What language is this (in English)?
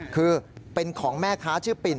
Thai